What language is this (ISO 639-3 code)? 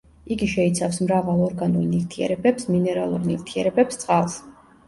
kat